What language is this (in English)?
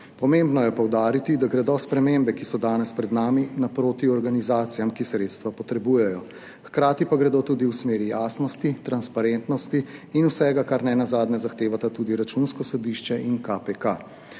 Slovenian